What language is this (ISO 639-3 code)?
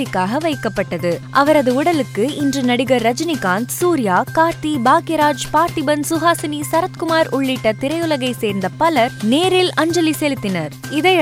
tam